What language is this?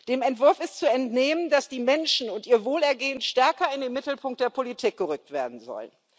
German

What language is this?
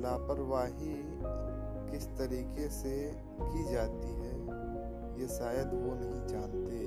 Hindi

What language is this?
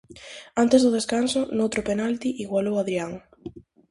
Galician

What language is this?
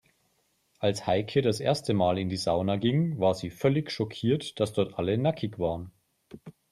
German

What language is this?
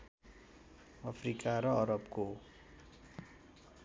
Nepali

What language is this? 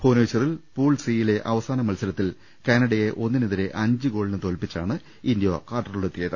Malayalam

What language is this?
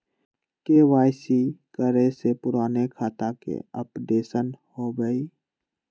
Magahi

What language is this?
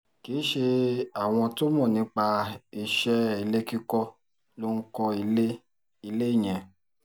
Yoruba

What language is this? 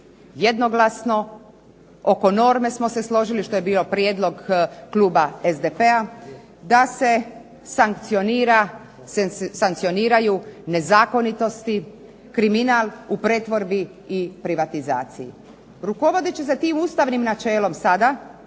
Croatian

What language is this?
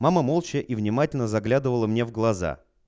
Russian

